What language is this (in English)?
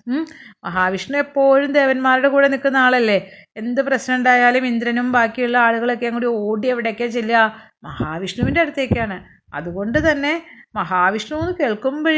Malayalam